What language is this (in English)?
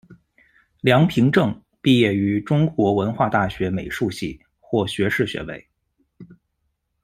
Chinese